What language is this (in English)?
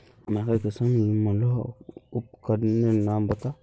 Magahi